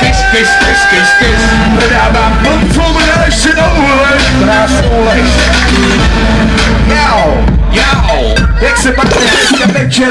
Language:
Ukrainian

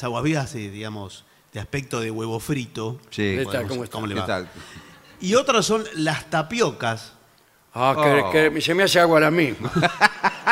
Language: Spanish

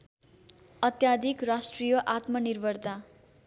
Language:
Nepali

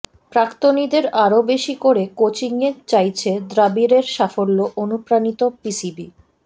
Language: Bangla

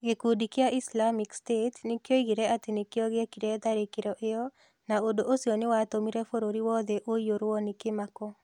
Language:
Kikuyu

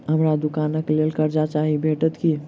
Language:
Maithili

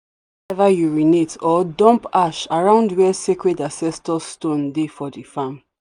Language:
Nigerian Pidgin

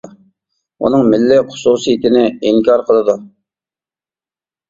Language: Uyghur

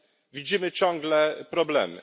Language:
Polish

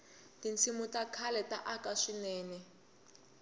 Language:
Tsonga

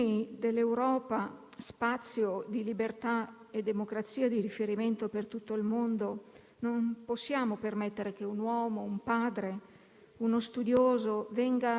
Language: Italian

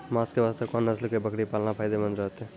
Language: Maithili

